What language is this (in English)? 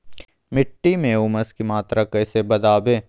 Magahi